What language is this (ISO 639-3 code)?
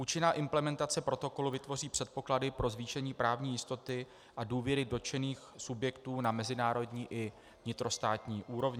ces